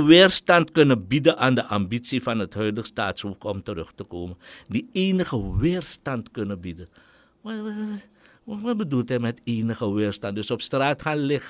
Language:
Dutch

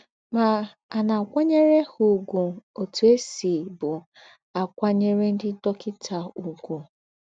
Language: Igbo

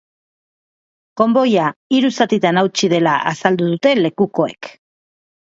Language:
Basque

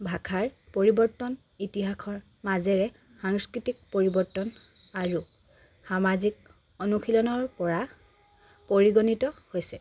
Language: Assamese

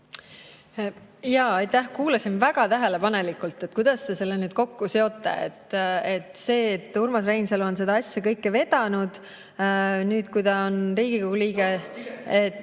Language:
Estonian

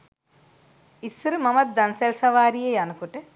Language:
Sinhala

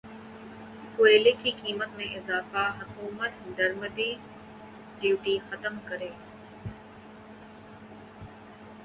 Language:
Urdu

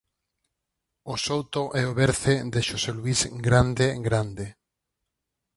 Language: Galician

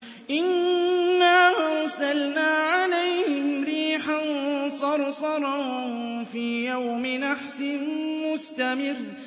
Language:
Arabic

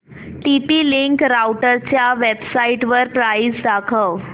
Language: Marathi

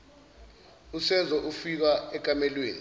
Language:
Zulu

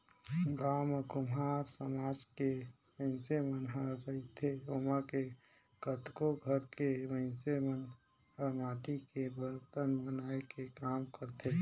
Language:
Chhattisgarhi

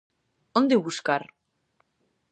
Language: Galician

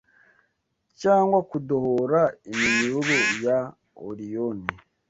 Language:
Kinyarwanda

